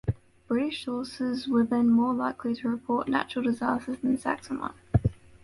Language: English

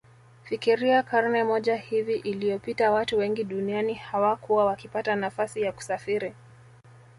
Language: Swahili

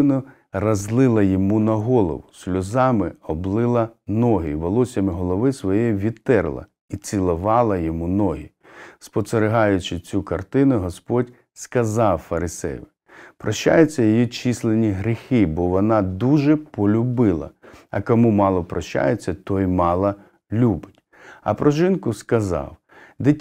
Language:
Ukrainian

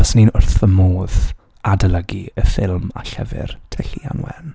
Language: Welsh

